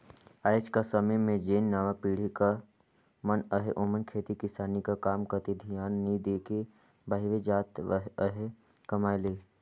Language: Chhattisgarhi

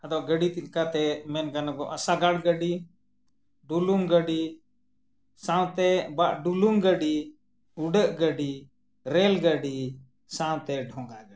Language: Santali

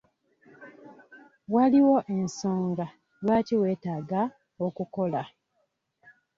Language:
Ganda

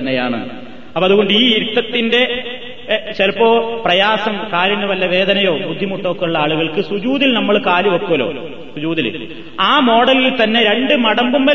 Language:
Malayalam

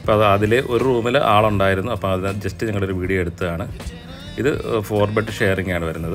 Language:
Malayalam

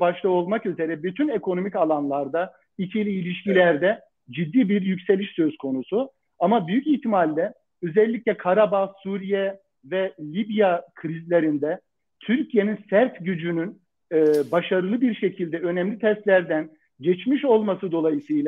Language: Turkish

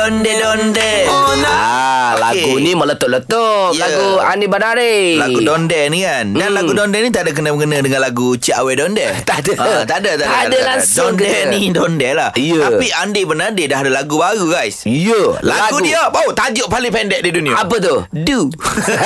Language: Malay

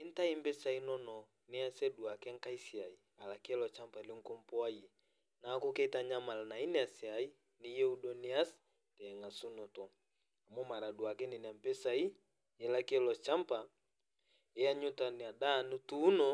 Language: Masai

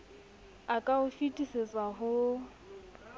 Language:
Southern Sotho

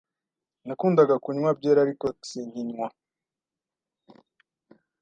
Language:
Kinyarwanda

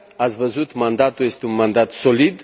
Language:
Romanian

